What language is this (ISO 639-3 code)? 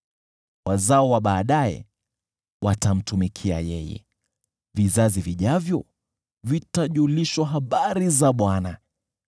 swa